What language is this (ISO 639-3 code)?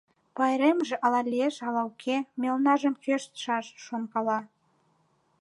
chm